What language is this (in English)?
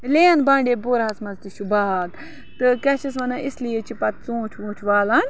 Kashmiri